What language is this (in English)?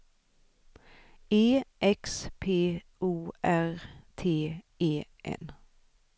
Swedish